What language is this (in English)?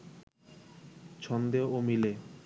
Bangla